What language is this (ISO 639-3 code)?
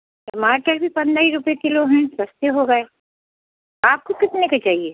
hin